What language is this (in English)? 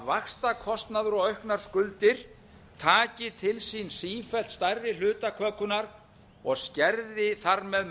Icelandic